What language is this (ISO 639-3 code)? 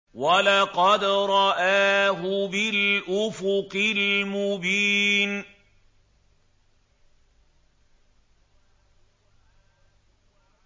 ara